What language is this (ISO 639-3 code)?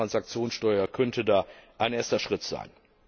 deu